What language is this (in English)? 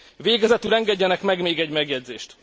Hungarian